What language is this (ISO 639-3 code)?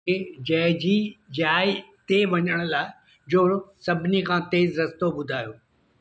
snd